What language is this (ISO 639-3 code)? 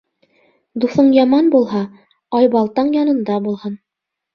bak